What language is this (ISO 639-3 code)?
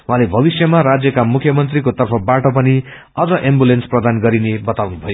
nep